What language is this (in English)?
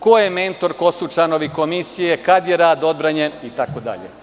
Serbian